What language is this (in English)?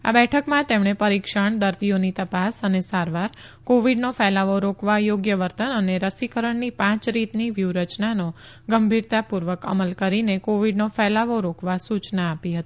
Gujarati